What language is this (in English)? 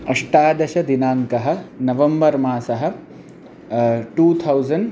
Sanskrit